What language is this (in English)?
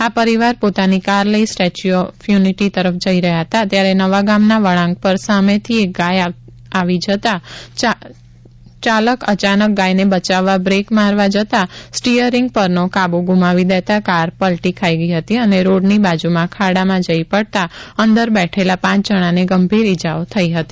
Gujarati